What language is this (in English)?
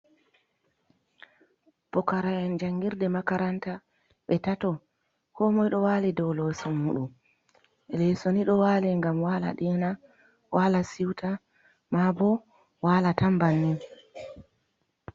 Fula